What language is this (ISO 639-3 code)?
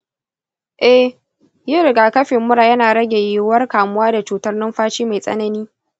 hau